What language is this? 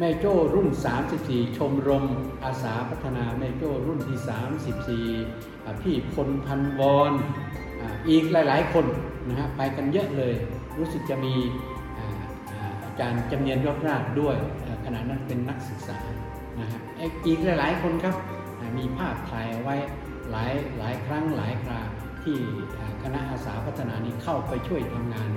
Thai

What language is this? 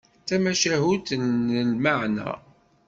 Kabyle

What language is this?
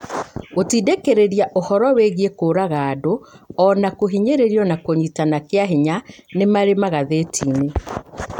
Kikuyu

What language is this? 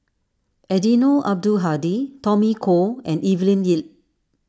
English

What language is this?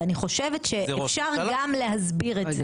Hebrew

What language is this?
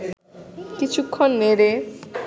Bangla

